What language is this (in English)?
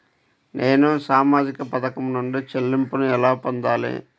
Telugu